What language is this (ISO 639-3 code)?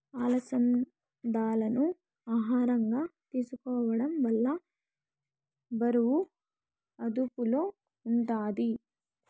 tel